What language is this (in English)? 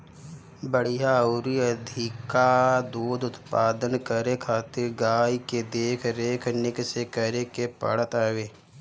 Bhojpuri